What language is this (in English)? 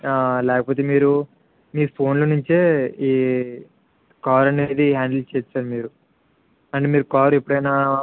Telugu